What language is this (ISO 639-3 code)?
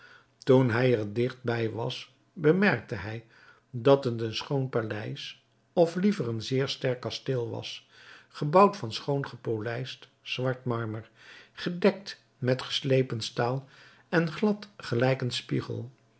nld